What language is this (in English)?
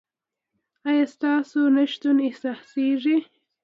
Pashto